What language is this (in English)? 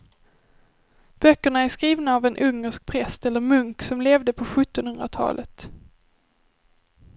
Swedish